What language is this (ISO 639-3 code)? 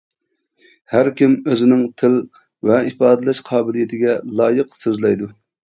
uig